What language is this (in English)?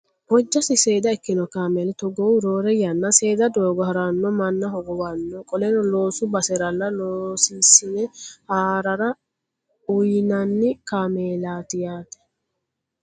Sidamo